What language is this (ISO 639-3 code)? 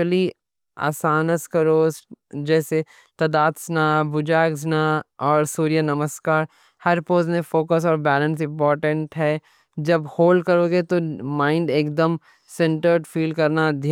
dcc